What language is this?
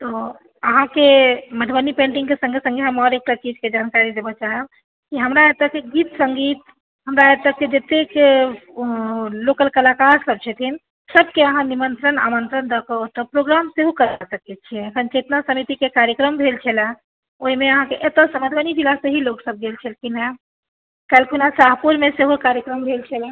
Maithili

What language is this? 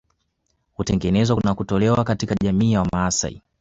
Swahili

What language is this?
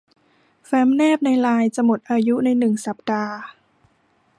Thai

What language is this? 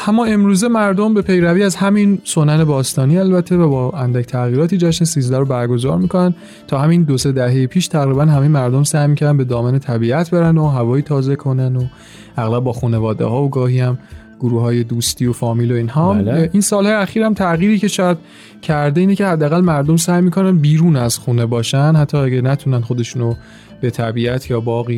Persian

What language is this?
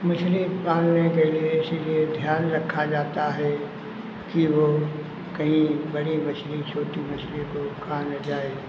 Hindi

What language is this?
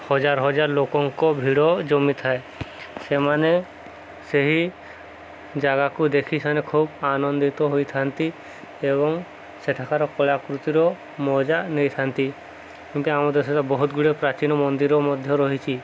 Odia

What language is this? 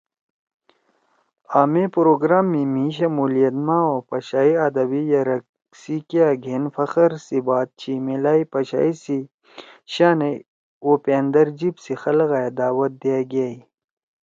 Torwali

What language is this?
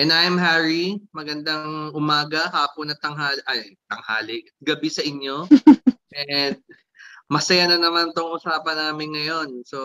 Filipino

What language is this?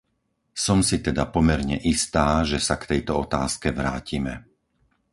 Slovak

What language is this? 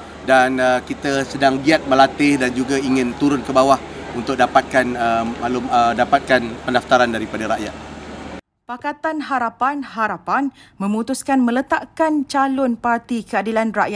Malay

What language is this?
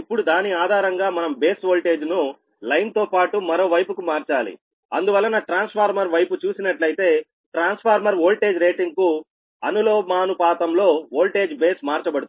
Telugu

